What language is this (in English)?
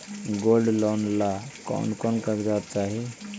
Magahi